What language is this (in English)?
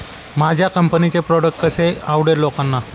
Marathi